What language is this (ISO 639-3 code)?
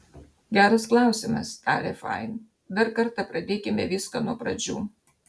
lit